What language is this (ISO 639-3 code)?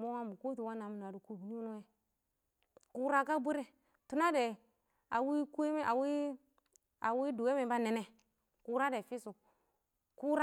awo